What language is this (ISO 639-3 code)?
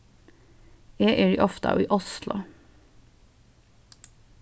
fao